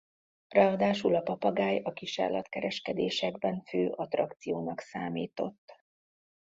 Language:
Hungarian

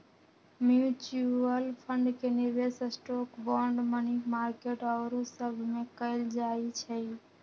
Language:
Magahi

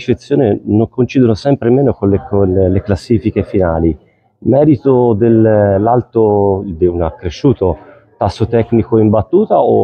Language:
Italian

